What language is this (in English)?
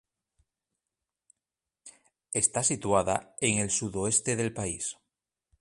Spanish